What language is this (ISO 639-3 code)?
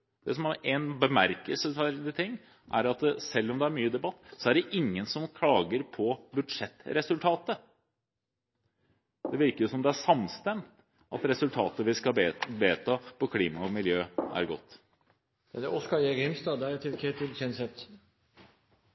nor